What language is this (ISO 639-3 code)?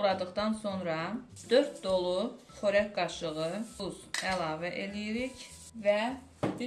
tur